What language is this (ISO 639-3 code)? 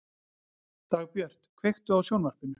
isl